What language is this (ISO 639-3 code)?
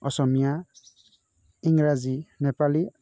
brx